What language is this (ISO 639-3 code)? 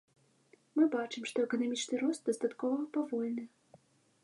bel